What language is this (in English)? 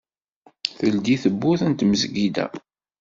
Kabyle